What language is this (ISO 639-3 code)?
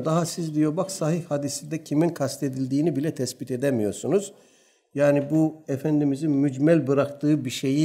tur